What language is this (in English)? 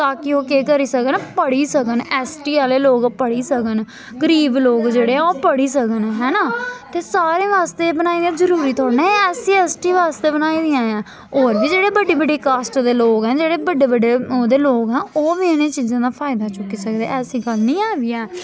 Dogri